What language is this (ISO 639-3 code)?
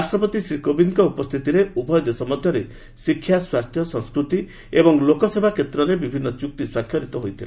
ori